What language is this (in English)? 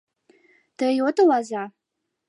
Mari